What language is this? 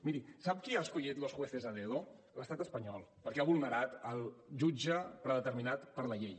Catalan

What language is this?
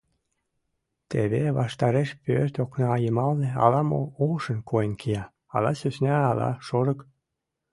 Mari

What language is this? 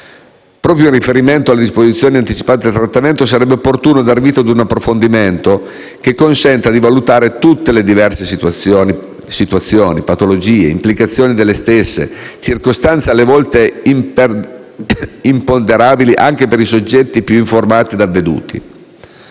Italian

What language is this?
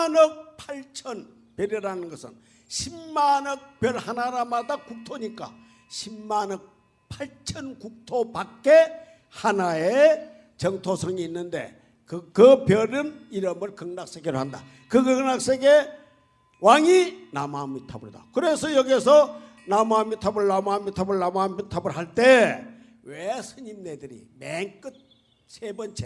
Korean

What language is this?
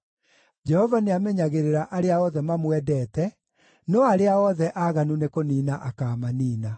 Kikuyu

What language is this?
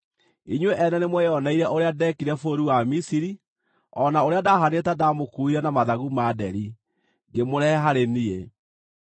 Kikuyu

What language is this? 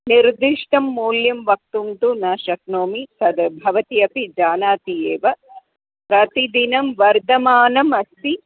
Sanskrit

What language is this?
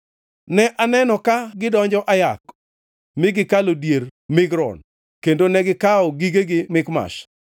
Luo (Kenya and Tanzania)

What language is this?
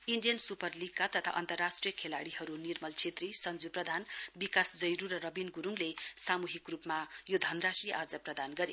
Nepali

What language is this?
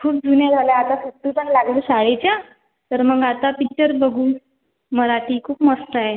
Marathi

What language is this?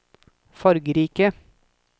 Norwegian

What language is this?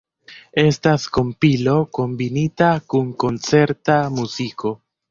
Esperanto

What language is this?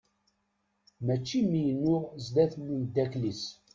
Kabyle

